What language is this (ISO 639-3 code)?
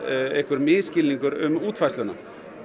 isl